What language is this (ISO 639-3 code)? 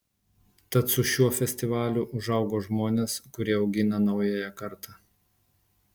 lit